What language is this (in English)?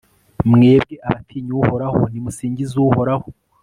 Kinyarwanda